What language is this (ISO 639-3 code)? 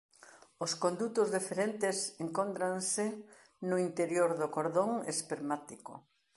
glg